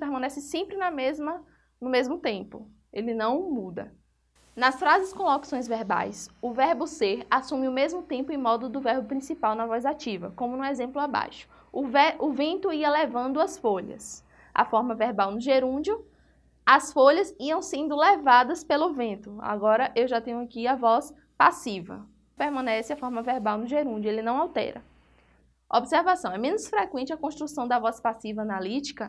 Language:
Portuguese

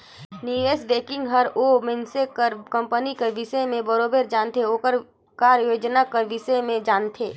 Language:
Chhattisgarhi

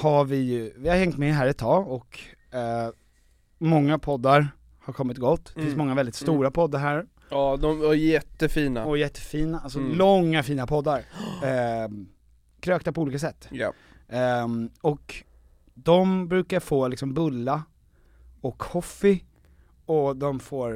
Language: Swedish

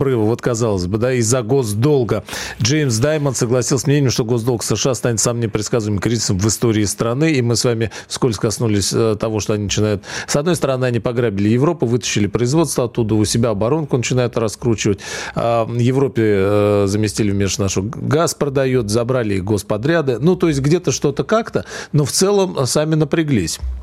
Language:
Russian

